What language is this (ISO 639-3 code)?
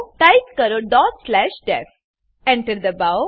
guj